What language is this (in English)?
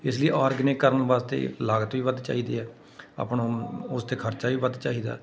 Punjabi